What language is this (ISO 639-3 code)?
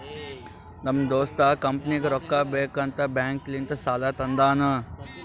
kan